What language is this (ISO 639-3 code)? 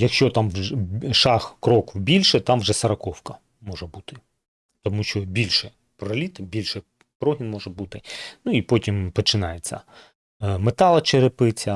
ukr